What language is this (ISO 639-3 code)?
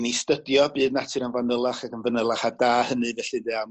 cym